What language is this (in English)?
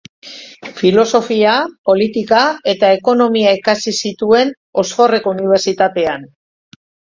Basque